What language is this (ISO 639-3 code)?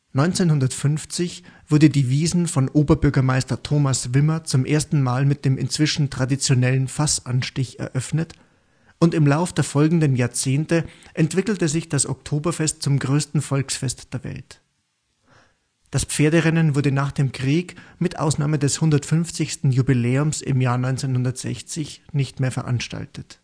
deu